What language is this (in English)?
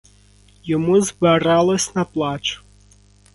Ukrainian